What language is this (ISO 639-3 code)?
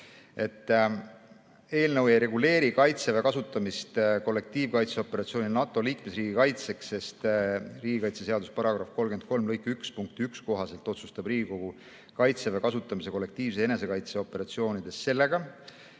est